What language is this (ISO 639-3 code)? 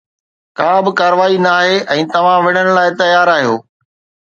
snd